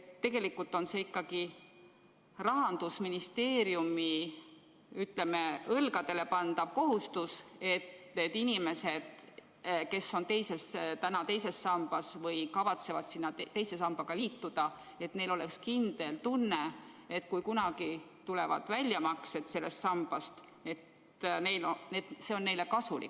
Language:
Estonian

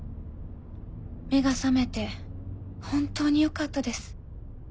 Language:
Japanese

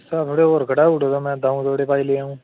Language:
Dogri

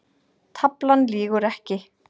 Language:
Icelandic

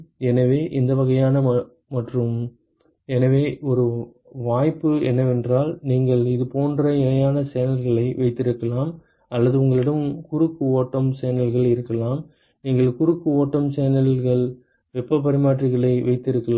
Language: Tamil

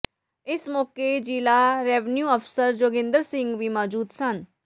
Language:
Punjabi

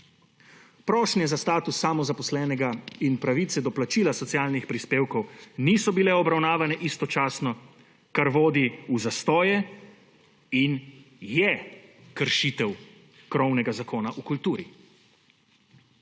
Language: Slovenian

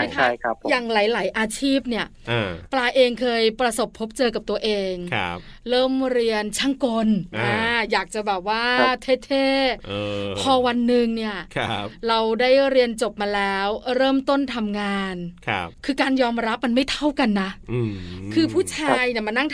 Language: Thai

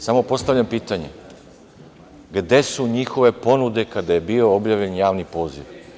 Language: Serbian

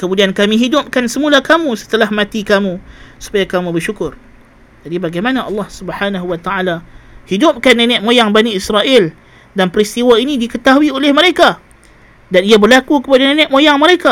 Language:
Malay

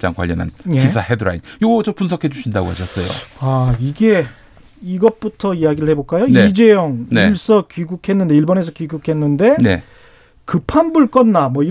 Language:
Korean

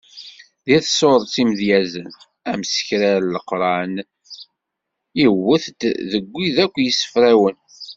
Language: Kabyle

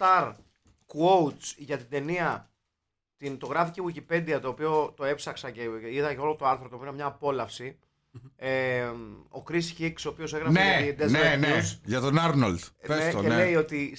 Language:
Greek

